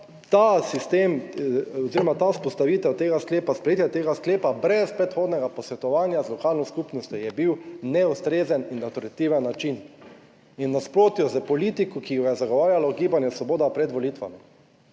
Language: Slovenian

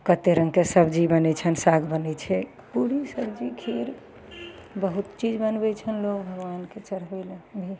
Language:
Maithili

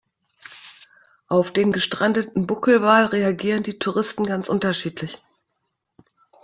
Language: German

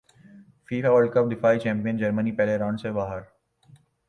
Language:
Urdu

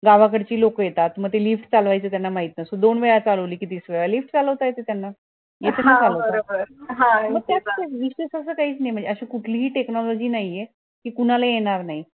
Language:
Marathi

